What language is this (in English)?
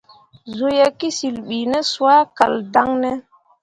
Mundang